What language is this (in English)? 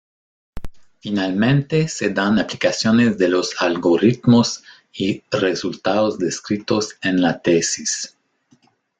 Spanish